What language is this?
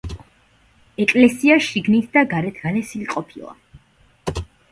Georgian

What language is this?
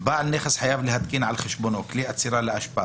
Hebrew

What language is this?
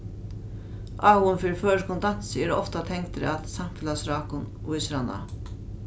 Faroese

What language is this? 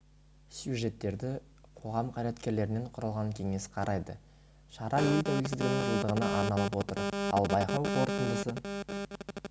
Kazakh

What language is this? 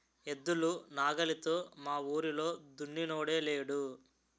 Telugu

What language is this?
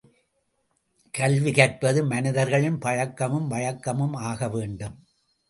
Tamil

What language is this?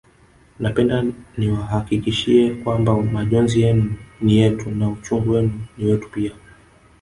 Swahili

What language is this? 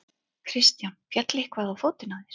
Icelandic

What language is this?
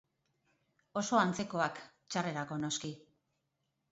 Basque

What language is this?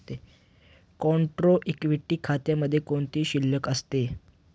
Marathi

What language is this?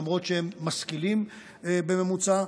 Hebrew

